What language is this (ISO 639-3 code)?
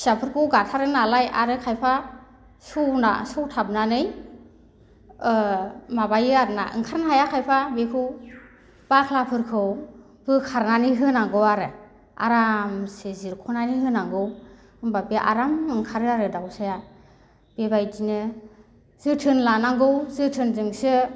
brx